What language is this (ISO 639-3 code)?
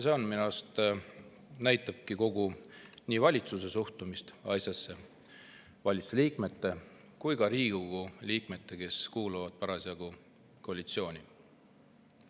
est